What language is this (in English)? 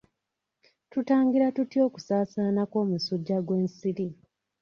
Ganda